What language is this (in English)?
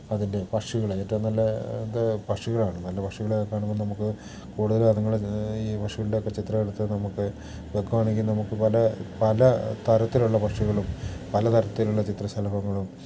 Malayalam